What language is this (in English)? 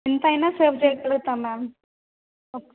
Telugu